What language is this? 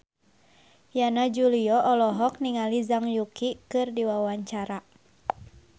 Sundanese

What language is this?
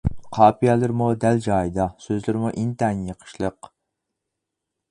Uyghur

